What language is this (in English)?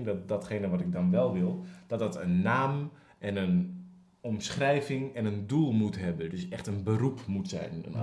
Dutch